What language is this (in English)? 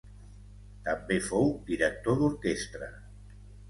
Catalan